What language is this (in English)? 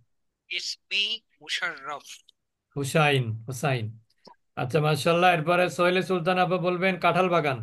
Bangla